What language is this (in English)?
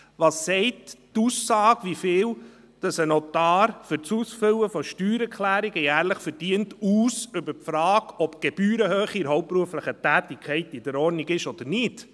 Swiss German